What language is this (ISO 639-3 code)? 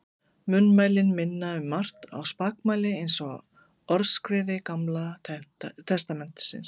isl